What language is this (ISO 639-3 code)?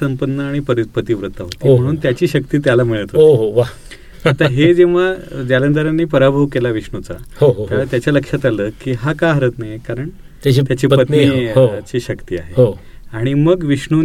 mar